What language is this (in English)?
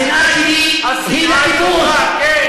Hebrew